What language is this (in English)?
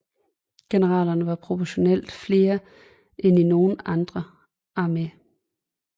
Danish